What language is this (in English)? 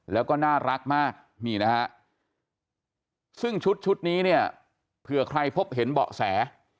Thai